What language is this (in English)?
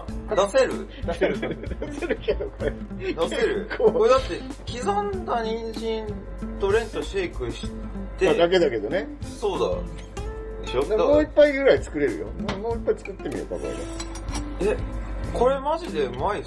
Japanese